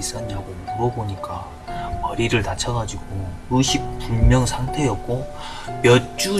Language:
Korean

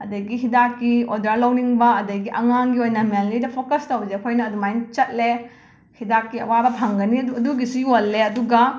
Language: Manipuri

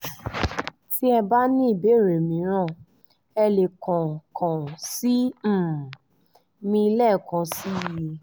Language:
Yoruba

